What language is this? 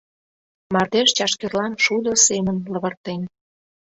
Mari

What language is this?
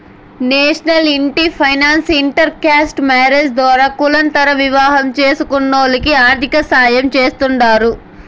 Telugu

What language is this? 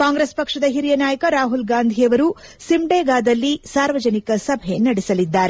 Kannada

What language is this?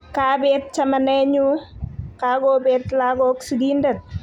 Kalenjin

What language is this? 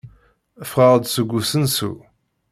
Kabyle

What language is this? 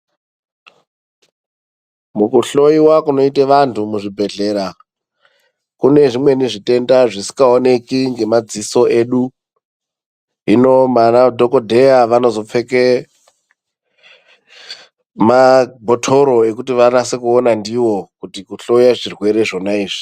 Ndau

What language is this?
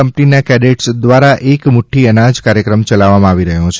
Gujarati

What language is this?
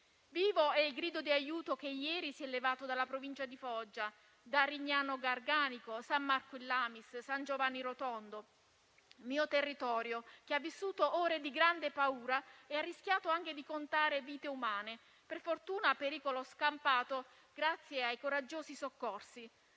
Italian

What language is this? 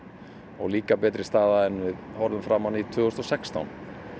Icelandic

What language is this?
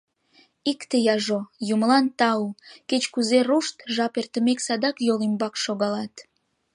Mari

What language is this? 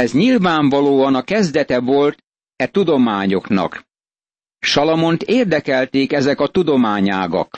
Hungarian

